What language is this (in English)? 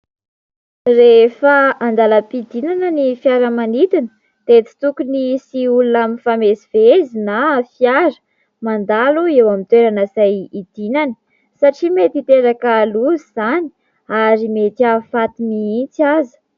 Malagasy